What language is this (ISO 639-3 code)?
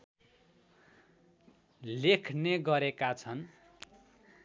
nep